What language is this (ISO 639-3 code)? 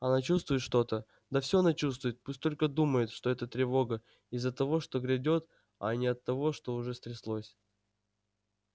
rus